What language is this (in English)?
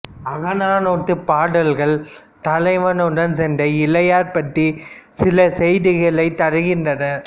Tamil